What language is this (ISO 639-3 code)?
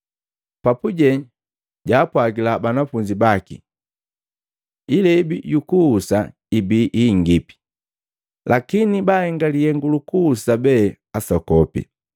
mgv